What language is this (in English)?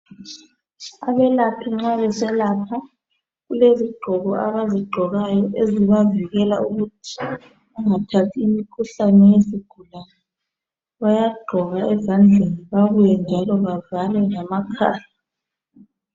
North Ndebele